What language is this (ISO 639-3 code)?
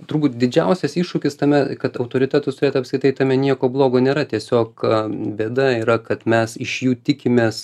lit